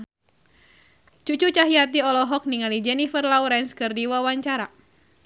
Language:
Sundanese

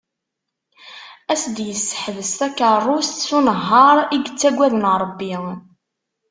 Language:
Kabyle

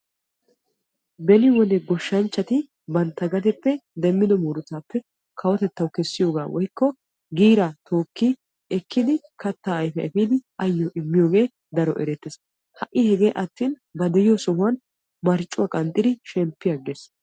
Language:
Wolaytta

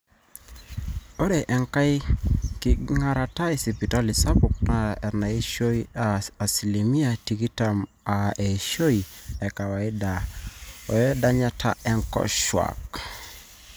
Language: Masai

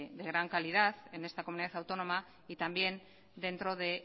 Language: Spanish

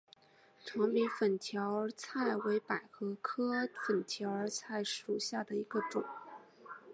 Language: Chinese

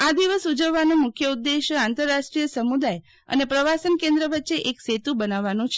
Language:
Gujarati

